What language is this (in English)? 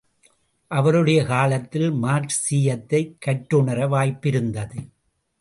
Tamil